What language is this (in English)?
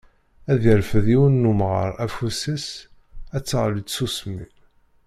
Kabyle